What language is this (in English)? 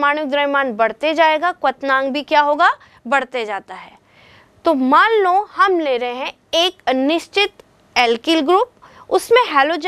Hindi